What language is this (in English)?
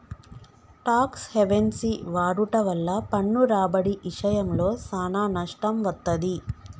Telugu